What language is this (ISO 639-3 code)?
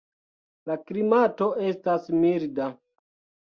epo